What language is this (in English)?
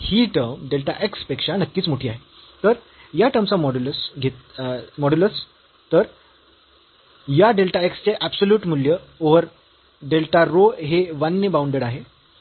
Marathi